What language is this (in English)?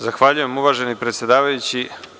Serbian